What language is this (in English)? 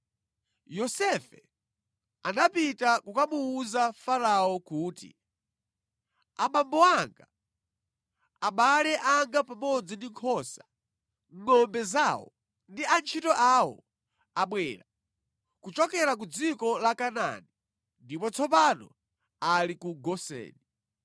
Nyanja